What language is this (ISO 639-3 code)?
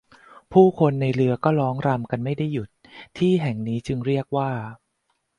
tha